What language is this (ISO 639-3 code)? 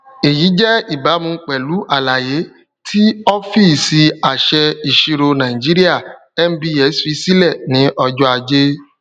yor